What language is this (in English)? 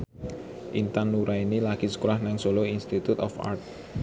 Javanese